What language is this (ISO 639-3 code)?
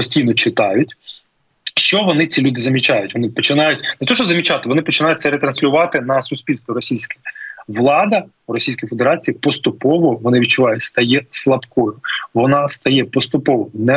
ukr